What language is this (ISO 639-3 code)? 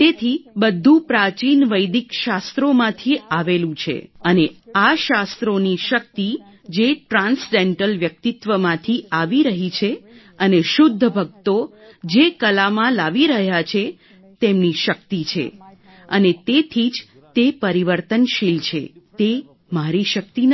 guj